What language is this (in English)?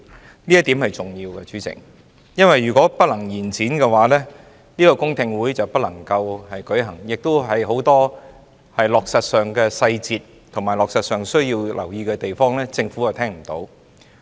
Cantonese